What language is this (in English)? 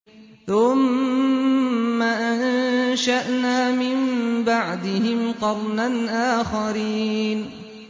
Arabic